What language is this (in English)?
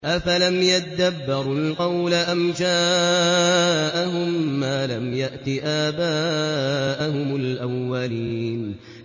Arabic